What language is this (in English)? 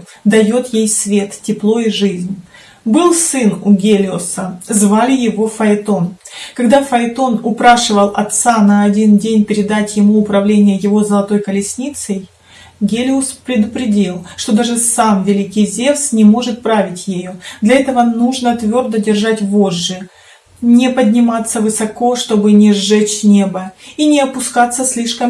Russian